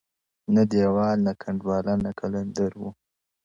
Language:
Pashto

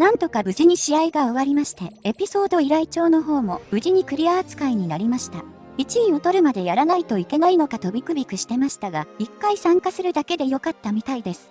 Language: Japanese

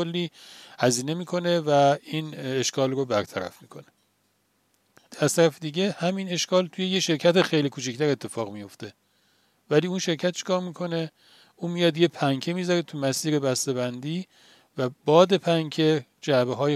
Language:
Persian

